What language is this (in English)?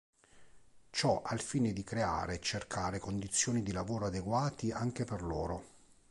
Italian